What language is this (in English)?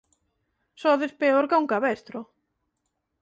Galician